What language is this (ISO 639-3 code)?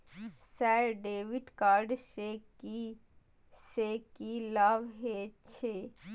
mai